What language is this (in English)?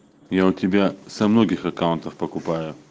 Russian